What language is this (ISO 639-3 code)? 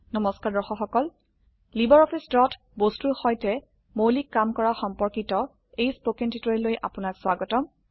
asm